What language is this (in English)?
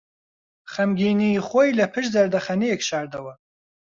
Central Kurdish